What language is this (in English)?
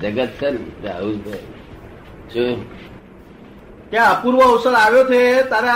Gujarati